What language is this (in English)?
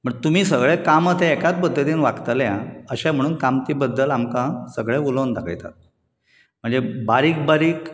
Konkani